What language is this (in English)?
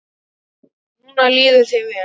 Icelandic